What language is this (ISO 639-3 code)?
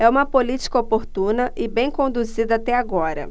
por